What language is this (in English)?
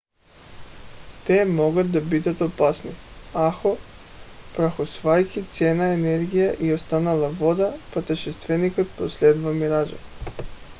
Bulgarian